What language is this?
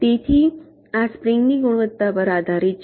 Gujarati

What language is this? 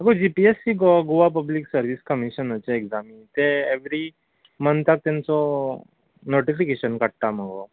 Konkani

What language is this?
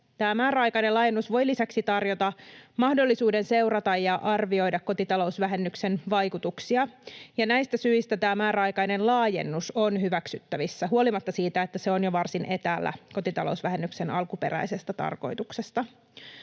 Finnish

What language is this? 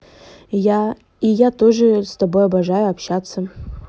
Russian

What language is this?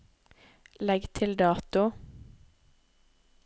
Norwegian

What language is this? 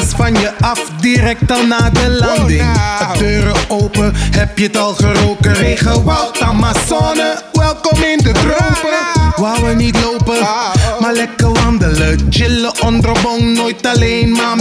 Dutch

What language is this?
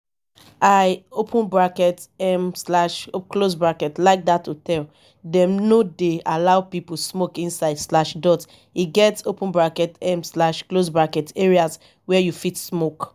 Nigerian Pidgin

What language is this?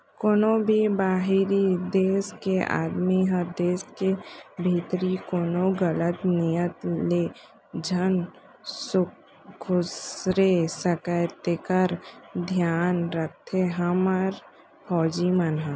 Chhattisgarhi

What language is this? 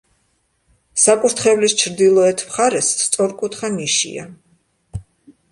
Georgian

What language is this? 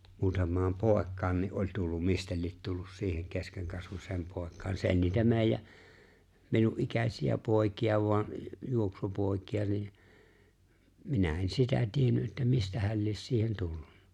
Finnish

